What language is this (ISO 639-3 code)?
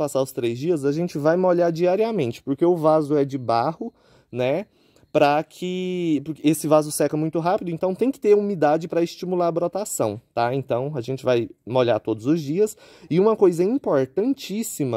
por